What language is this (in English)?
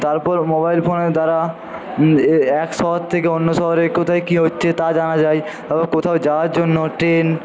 Bangla